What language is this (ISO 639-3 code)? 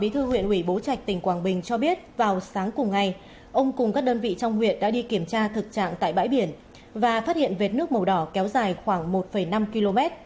vie